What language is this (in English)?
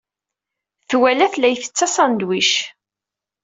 Kabyle